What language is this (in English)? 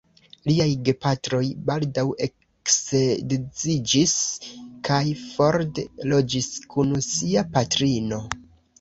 Esperanto